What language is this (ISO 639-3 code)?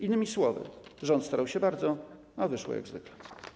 pol